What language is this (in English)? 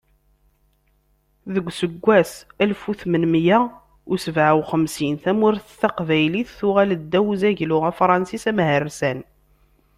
Kabyle